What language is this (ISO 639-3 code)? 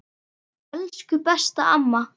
isl